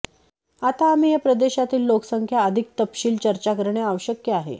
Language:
Marathi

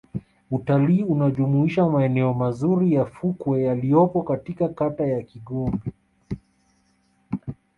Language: Swahili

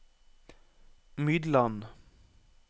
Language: Norwegian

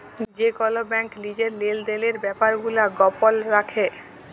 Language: Bangla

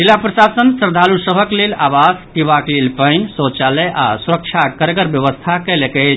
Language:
Maithili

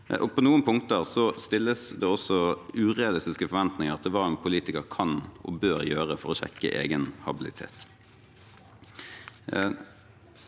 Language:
Norwegian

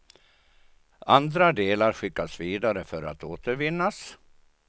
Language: Swedish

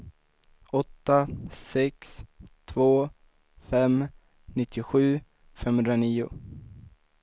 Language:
Swedish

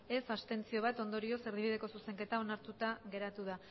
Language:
Basque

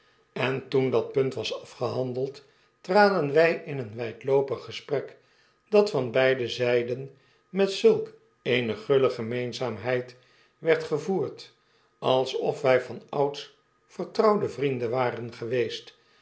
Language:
Dutch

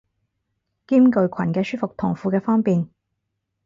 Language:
Cantonese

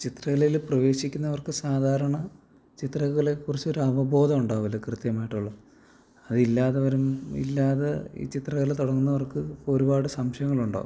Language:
Malayalam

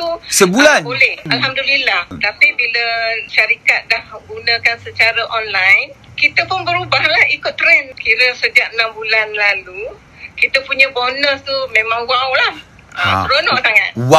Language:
Malay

